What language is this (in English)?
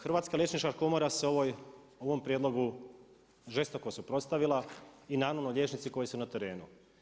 Croatian